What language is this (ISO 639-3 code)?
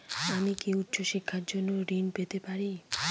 ben